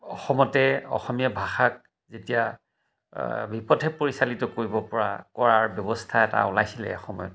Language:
Assamese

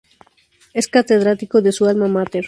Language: Spanish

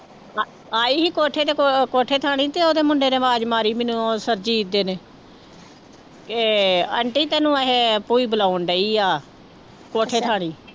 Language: Punjabi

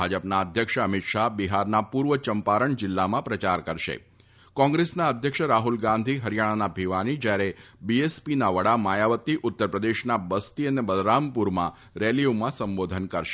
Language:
Gujarati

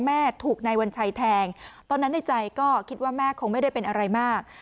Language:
Thai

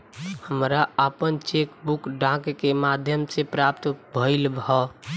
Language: Bhojpuri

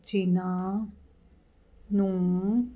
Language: Punjabi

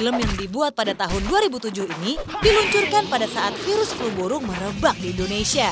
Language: Indonesian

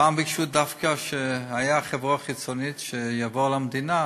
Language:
Hebrew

